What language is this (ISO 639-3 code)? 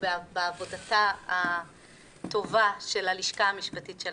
heb